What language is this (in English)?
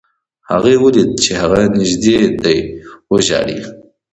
Pashto